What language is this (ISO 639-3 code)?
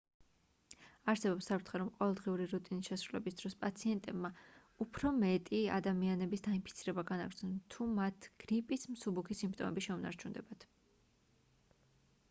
kat